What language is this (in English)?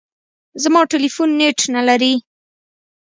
Pashto